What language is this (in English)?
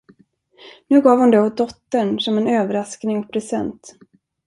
Swedish